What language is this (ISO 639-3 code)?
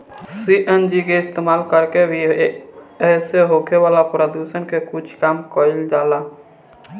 bho